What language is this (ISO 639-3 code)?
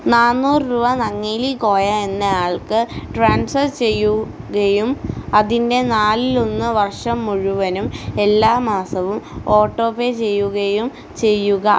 mal